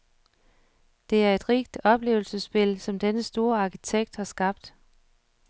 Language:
Danish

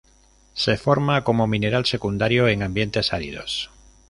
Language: Spanish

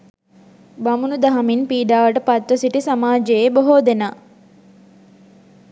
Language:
Sinhala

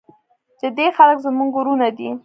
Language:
Pashto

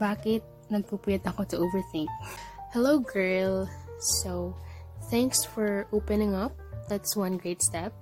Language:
Filipino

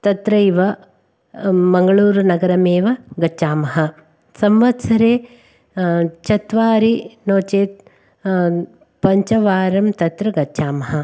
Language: Sanskrit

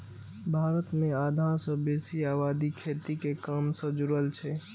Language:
Maithili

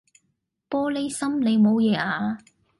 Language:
Cantonese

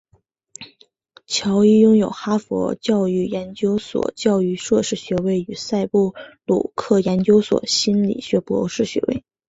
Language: Chinese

